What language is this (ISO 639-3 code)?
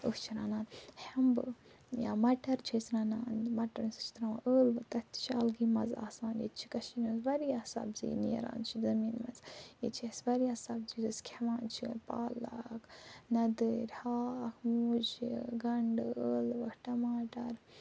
kas